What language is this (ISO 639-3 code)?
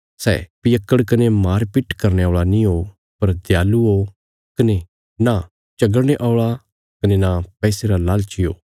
kfs